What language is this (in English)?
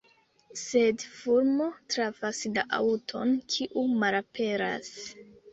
Esperanto